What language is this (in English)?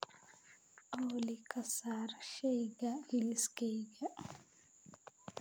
Somali